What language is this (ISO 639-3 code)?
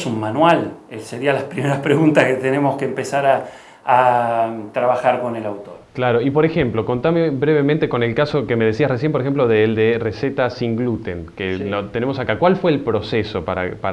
spa